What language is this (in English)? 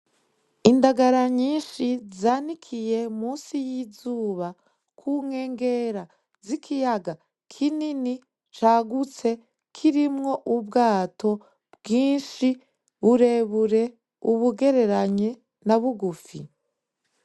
Rundi